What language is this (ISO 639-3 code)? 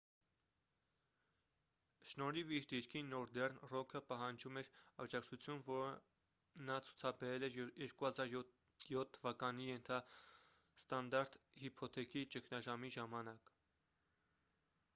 hye